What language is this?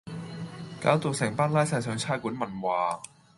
Cantonese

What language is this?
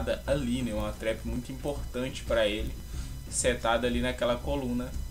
Portuguese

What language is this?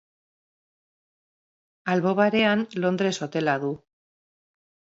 Basque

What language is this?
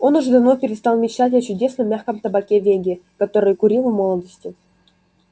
Russian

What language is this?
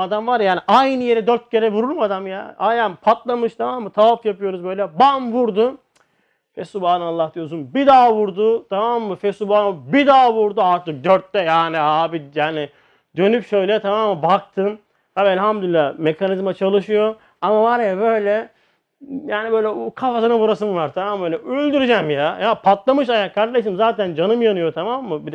Turkish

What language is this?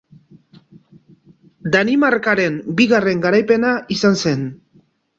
Basque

